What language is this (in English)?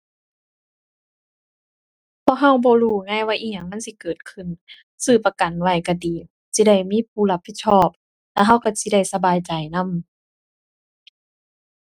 Thai